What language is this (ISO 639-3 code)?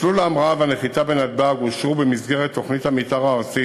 heb